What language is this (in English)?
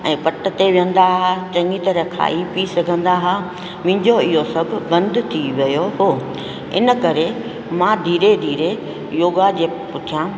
Sindhi